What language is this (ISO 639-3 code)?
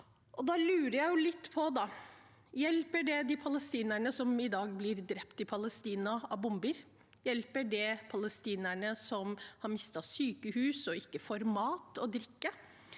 nor